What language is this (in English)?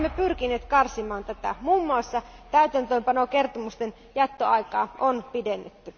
Finnish